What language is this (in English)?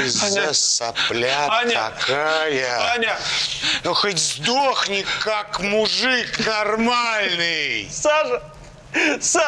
Russian